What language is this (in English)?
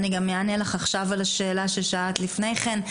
Hebrew